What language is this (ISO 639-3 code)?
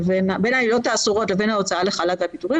heb